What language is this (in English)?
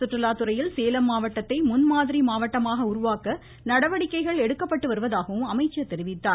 Tamil